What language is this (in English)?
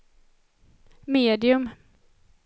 Swedish